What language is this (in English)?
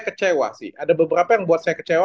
Indonesian